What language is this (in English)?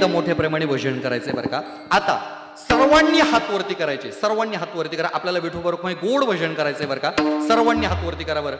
Marathi